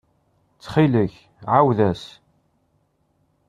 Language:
Kabyle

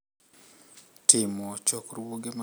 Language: Luo (Kenya and Tanzania)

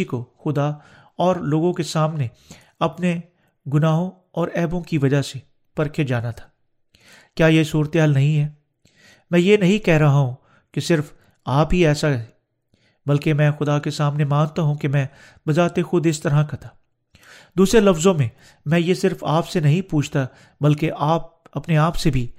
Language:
Urdu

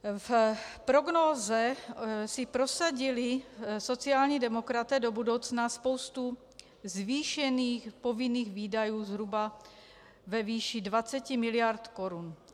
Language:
Czech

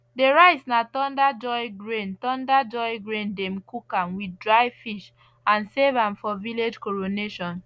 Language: Nigerian Pidgin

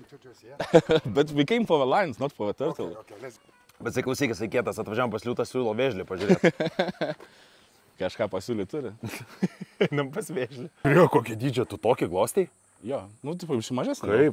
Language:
Lithuanian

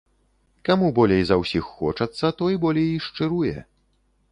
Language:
Belarusian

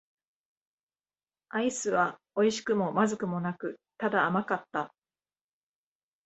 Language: Japanese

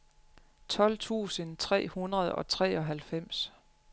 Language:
Danish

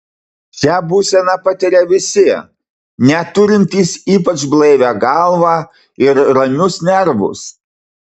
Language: Lithuanian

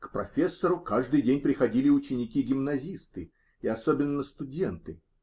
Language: Russian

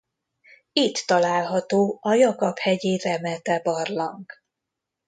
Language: Hungarian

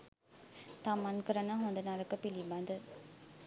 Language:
Sinhala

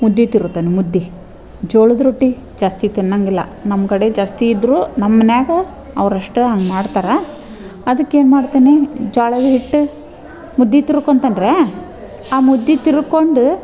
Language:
Kannada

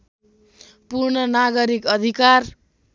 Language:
Nepali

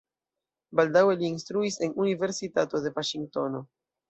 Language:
Esperanto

